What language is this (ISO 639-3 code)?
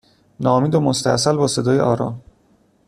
fas